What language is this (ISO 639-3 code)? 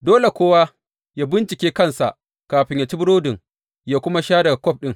hau